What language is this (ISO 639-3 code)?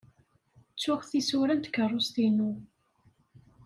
kab